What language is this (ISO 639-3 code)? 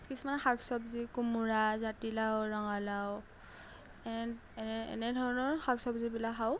asm